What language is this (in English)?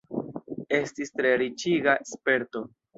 Esperanto